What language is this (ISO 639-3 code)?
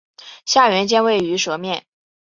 zho